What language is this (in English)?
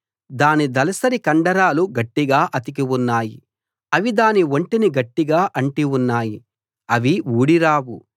Telugu